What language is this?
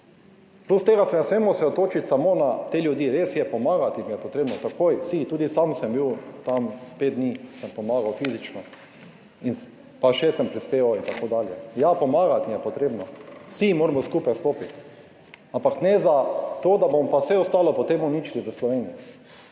Slovenian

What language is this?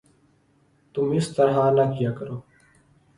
Urdu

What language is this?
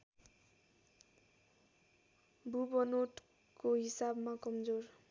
Nepali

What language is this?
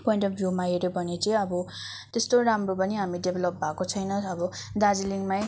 Nepali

